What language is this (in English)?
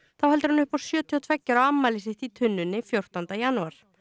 Icelandic